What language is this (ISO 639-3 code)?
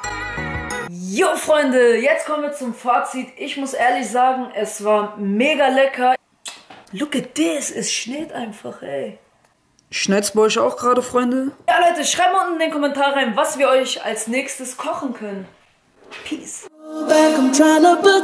deu